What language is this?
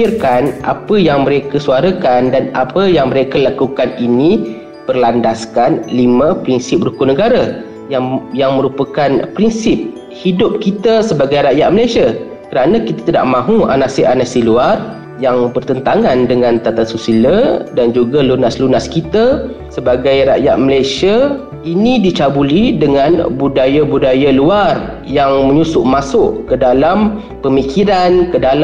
Malay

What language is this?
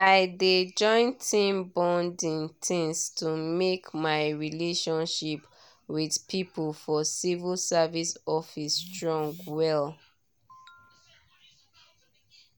Nigerian Pidgin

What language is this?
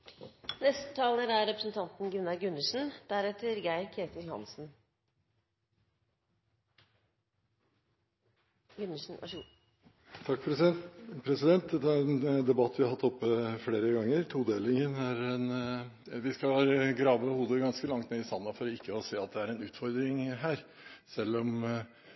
Norwegian Bokmål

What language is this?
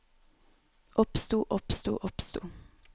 Norwegian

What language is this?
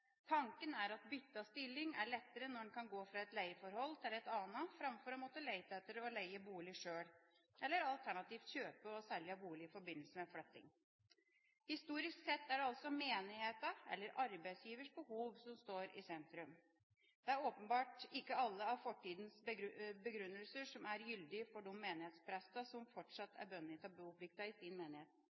Norwegian Bokmål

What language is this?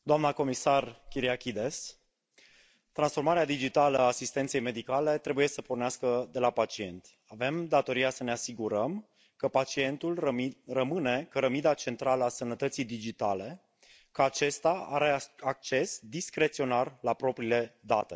Romanian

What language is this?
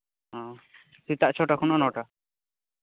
Santali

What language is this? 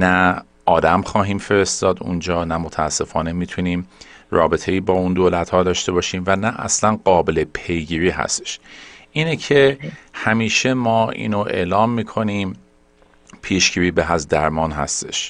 Persian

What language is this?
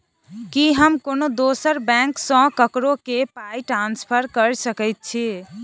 Maithili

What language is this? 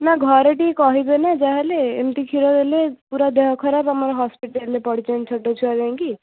Odia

